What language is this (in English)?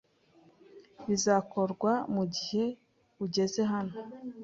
Kinyarwanda